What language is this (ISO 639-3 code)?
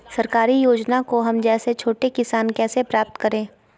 mag